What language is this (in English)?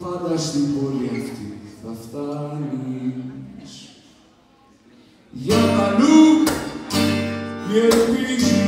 Greek